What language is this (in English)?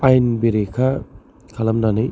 Bodo